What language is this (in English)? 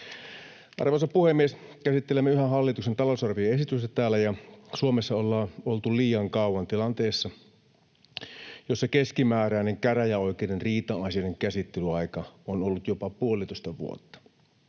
Finnish